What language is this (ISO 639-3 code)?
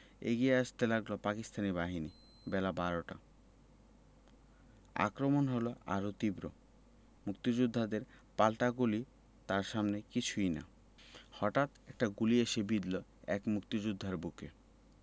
ben